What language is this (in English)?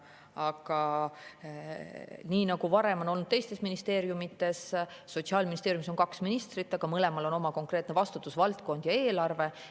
Estonian